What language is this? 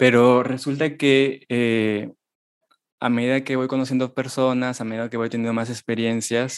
Spanish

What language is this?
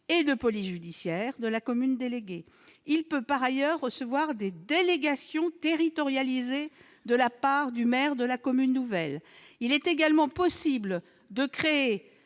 French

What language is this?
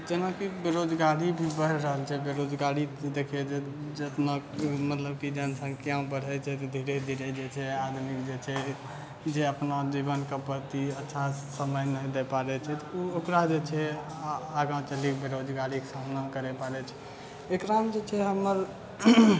Maithili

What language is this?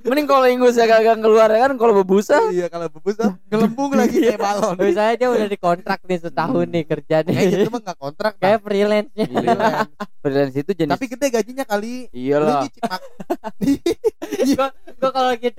Indonesian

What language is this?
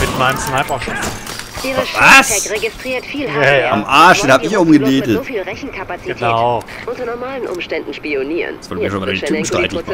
German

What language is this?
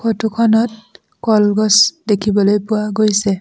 Assamese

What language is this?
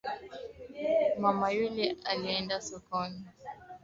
Swahili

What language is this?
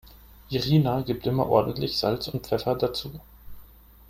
German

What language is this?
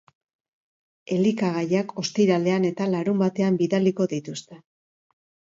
Basque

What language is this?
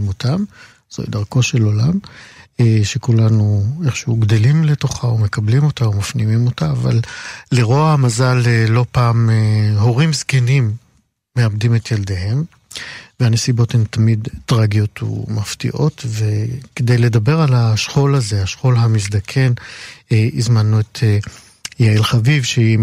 Hebrew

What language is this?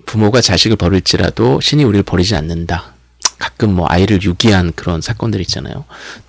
Korean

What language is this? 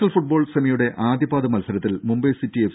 Malayalam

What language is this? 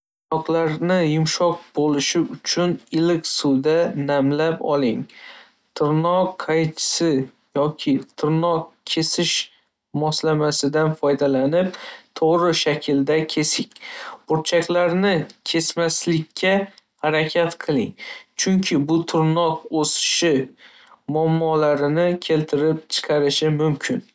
Uzbek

